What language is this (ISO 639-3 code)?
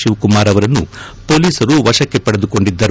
kan